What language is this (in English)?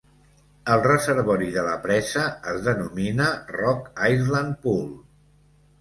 Catalan